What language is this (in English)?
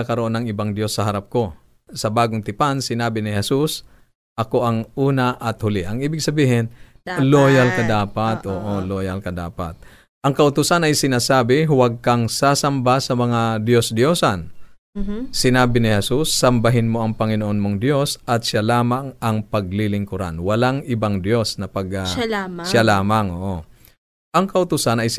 Filipino